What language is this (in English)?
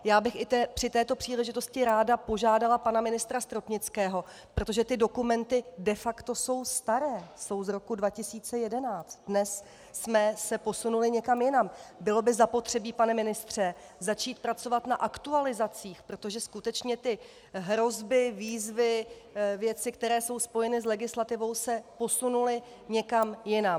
Czech